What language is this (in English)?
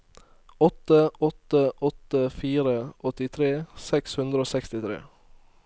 Norwegian